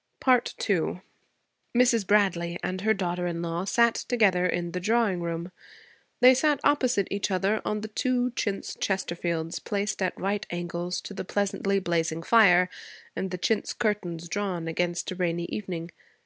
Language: English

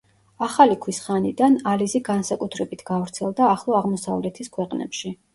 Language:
Georgian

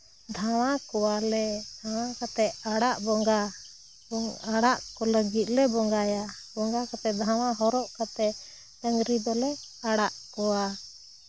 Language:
Santali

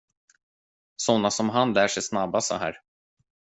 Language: Swedish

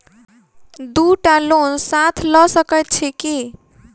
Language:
Maithili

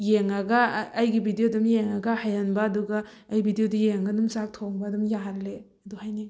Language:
Manipuri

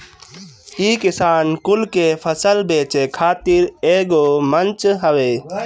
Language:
Bhojpuri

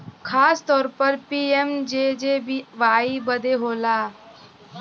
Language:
Bhojpuri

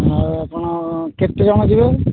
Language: Odia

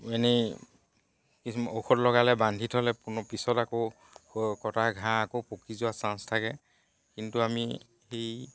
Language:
Assamese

